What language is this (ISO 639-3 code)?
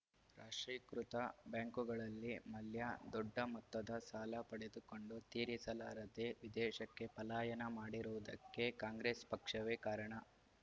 kan